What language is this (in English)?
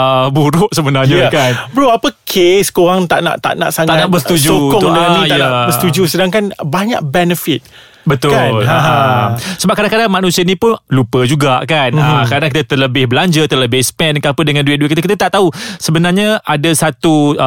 Malay